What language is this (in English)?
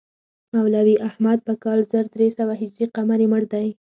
Pashto